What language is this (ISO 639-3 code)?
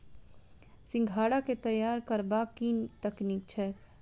mai